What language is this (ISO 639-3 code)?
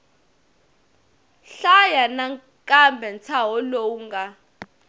tso